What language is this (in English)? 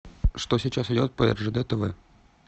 Russian